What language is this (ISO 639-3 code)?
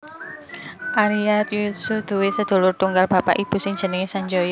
jav